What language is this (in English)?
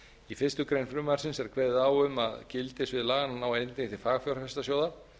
Icelandic